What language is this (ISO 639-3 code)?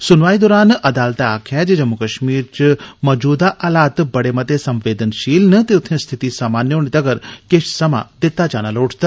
doi